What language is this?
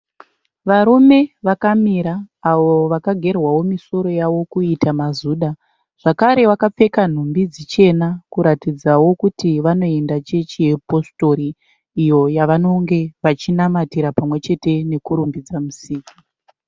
Shona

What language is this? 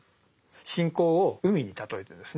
Japanese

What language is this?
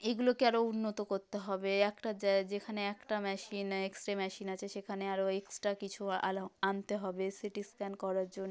Bangla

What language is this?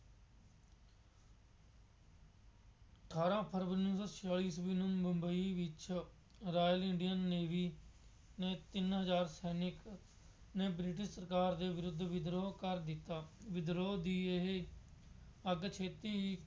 Punjabi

